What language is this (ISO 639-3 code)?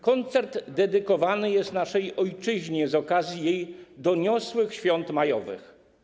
pol